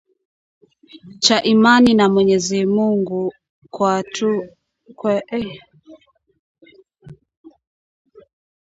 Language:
Swahili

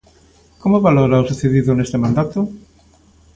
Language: Galician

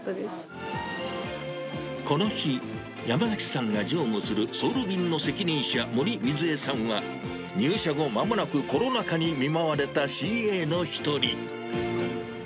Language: Japanese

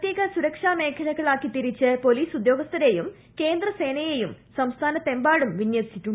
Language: Malayalam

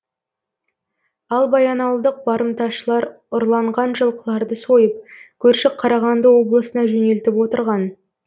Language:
Kazakh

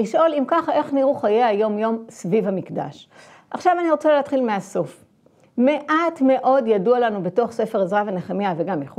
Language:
Hebrew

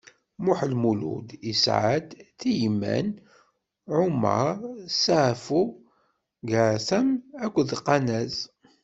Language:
Kabyle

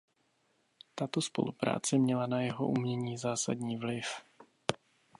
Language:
Czech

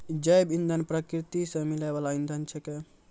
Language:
Maithili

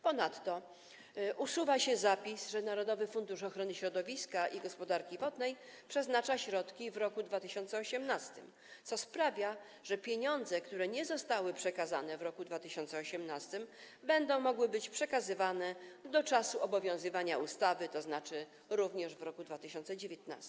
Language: Polish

